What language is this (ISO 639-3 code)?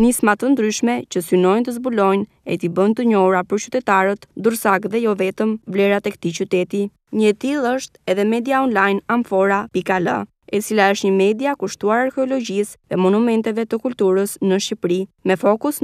tur